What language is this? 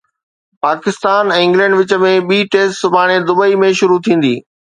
Sindhi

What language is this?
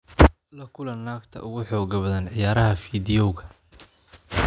Somali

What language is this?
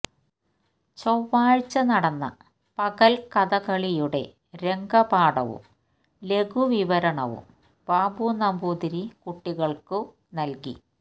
Malayalam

